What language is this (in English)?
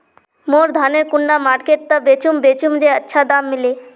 Magahi